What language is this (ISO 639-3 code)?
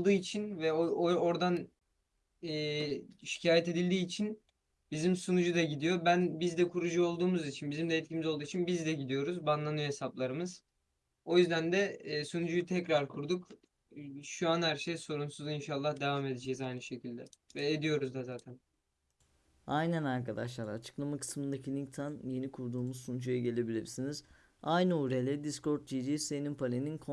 tur